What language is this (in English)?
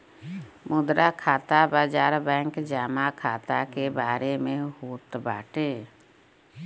Bhojpuri